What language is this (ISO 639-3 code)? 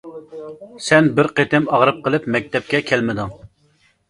uig